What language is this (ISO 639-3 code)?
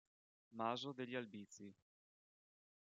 ita